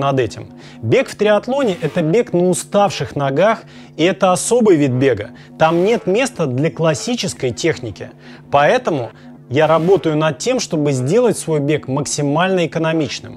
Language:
Russian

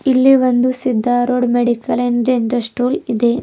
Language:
Kannada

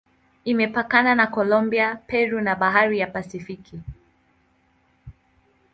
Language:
Swahili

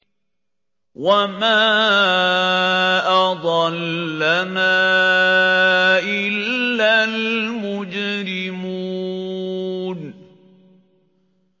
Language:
Arabic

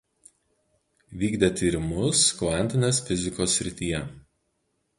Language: Lithuanian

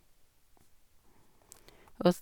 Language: Norwegian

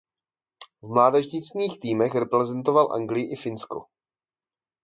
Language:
Czech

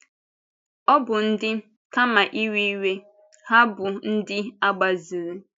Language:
Igbo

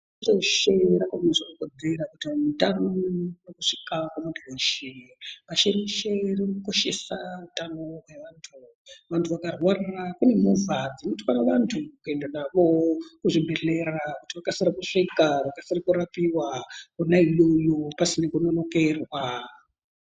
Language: Ndau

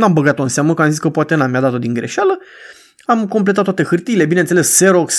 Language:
Romanian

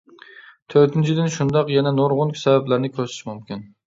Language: Uyghur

